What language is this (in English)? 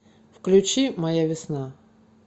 Russian